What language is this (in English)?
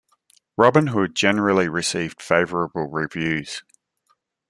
English